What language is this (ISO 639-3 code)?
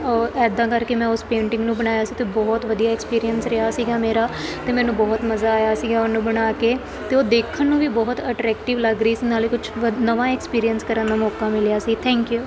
pan